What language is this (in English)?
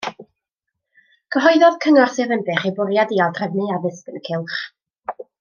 Welsh